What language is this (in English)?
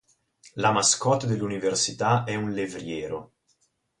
Italian